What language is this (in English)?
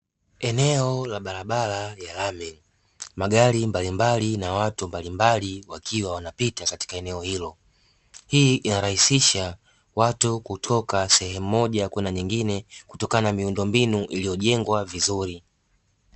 Swahili